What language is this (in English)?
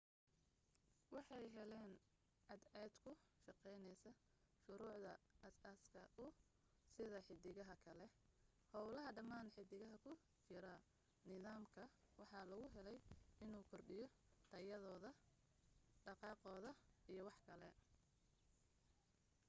Somali